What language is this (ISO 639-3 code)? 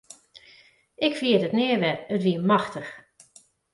fry